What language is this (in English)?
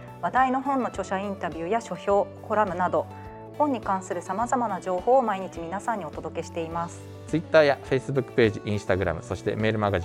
Japanese